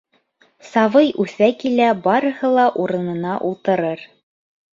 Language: Bashkir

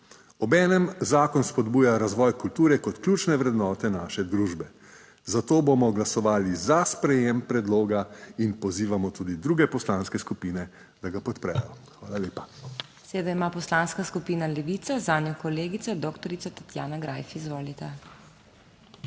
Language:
Slovenian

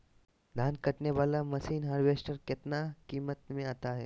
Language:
Magahi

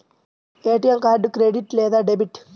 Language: Telugu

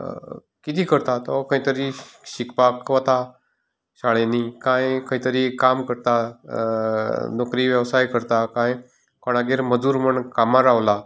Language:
Konkani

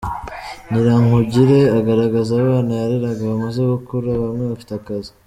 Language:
Kinyarwanda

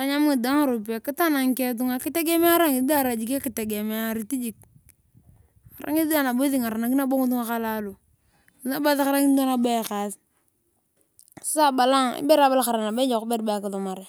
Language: Turkana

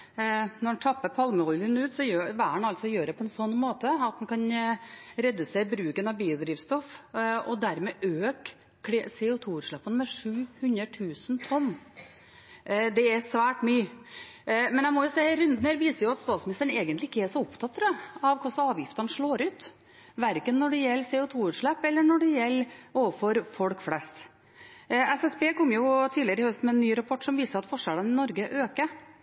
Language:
Norwegian Bokmål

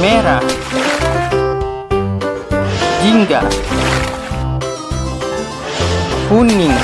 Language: Indonesian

